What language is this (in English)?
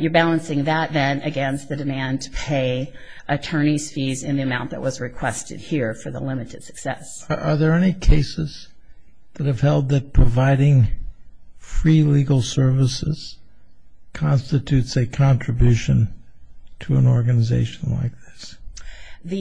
English